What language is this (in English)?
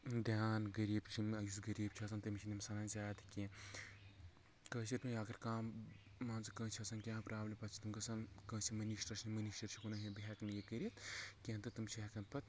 Kashmiri